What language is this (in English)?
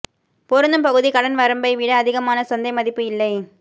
Tamil